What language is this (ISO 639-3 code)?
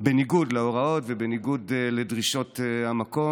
heb